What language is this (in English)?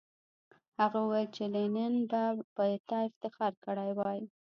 Pashto